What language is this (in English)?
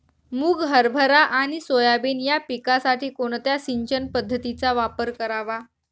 Marathi